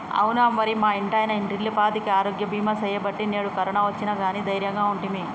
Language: Telugu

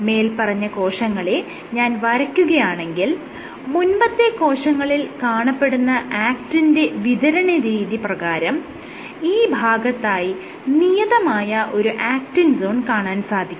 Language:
Malayalam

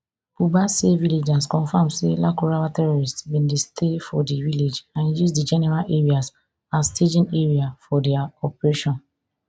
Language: Nigerian Pidgin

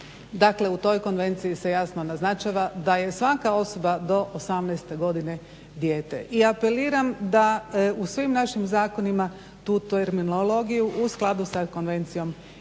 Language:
Croatian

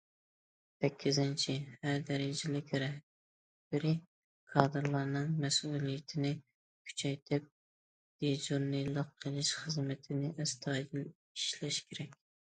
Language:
Uyghur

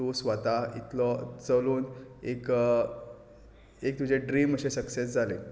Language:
Konkani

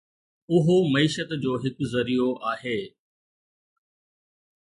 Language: Sindhi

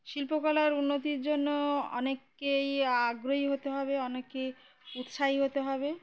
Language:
Bangla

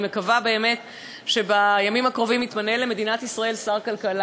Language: Hebrew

